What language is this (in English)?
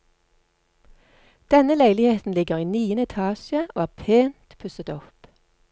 Norwegian